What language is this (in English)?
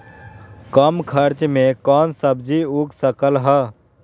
Magahi